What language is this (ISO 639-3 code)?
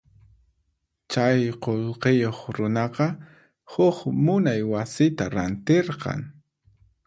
qxp